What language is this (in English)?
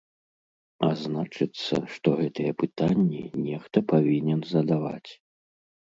Belarusian